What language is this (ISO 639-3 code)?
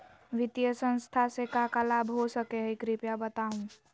mag